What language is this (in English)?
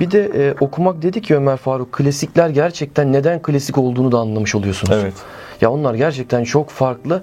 Turkish